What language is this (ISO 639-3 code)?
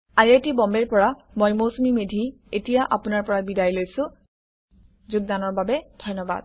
asm